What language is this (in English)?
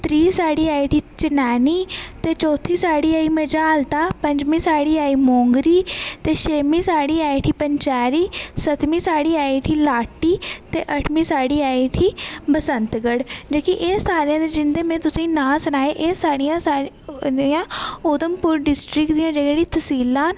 Dogri